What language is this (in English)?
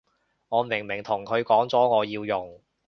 Cantonese